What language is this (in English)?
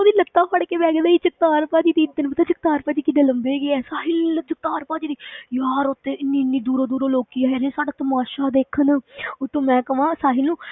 Punjabi